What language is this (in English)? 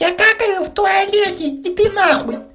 Russian